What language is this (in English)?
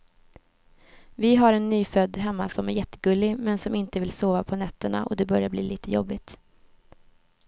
Swedish